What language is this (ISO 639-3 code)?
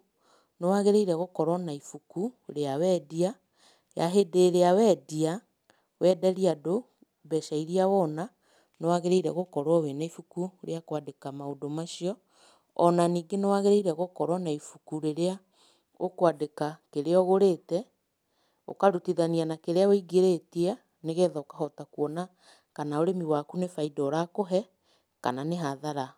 kik